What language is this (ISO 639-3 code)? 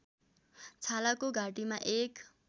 nep